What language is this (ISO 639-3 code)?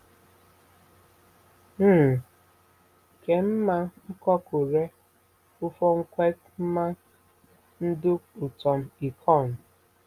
ibo